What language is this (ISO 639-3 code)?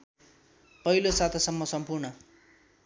nep